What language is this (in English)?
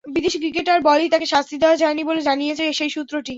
Bangla